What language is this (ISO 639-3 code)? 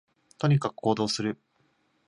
jpn